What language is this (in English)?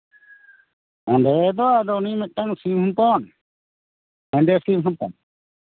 Santali